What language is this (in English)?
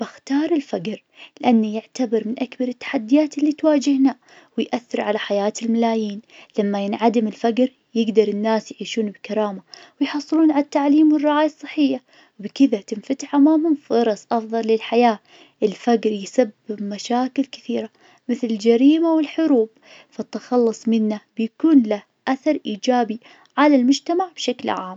Najdi Arabic